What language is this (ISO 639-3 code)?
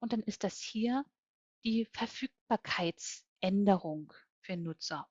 deu